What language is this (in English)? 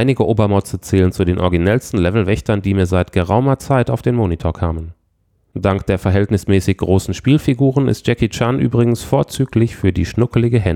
German